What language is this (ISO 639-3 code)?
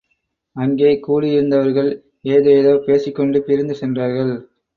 tam